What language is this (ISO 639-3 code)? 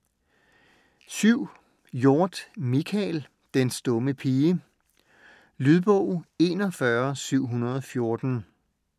dan